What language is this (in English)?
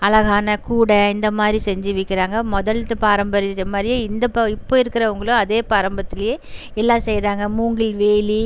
Tamil